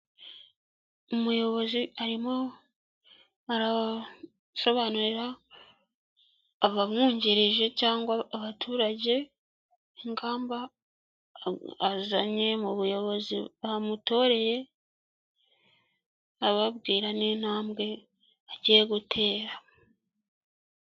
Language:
Kinyarwanda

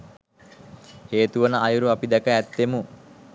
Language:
Sinhala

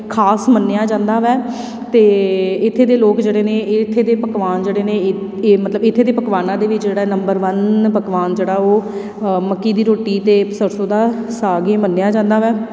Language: Punjabi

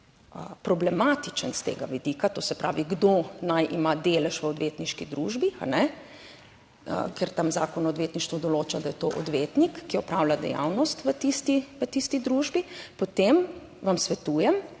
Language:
Slovenian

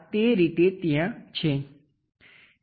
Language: Gujarati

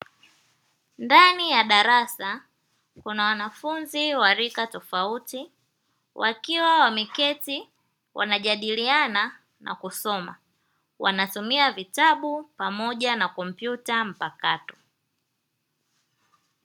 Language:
Swahili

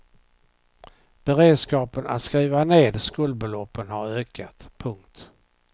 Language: Swedish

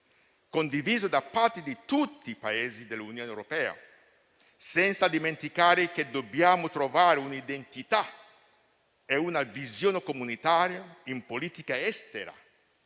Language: Italian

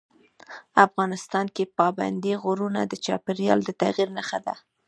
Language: Pashto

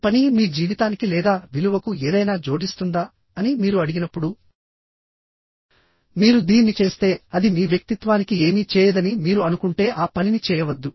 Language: Telugu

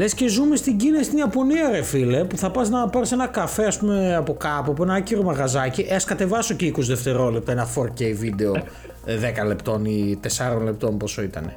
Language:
Greek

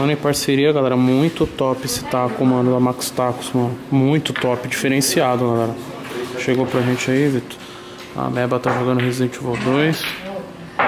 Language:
Portuguese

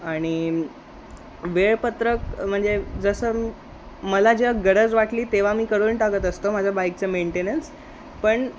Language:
Marathi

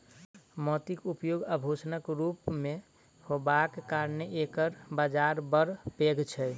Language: Maithili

